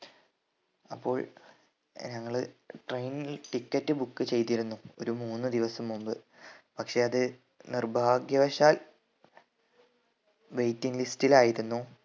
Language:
Malayalam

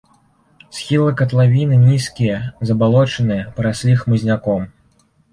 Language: Belarusian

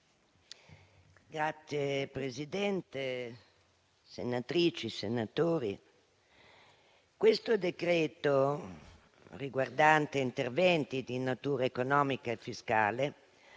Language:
Italian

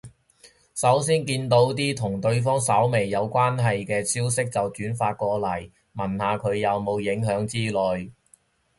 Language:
Cantonese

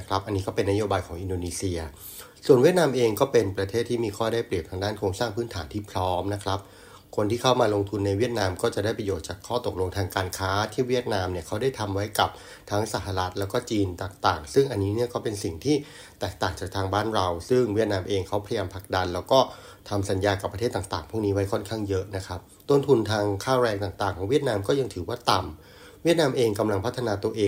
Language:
Thai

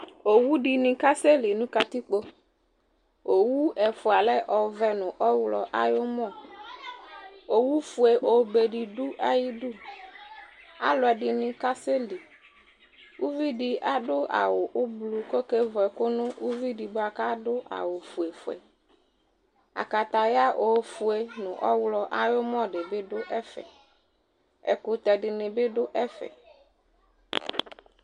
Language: Ikposo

